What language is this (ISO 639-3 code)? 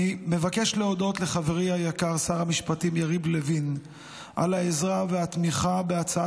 heb